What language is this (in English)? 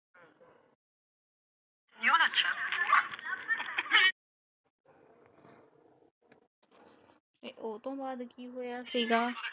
Punjabi